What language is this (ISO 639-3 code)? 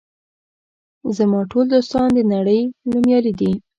pus